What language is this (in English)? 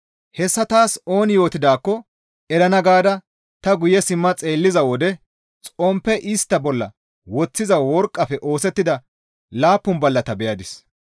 Gamo